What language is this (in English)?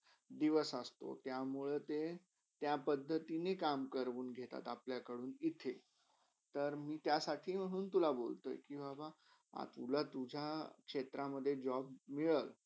Marathi